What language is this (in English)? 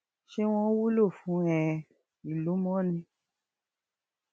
Yoruba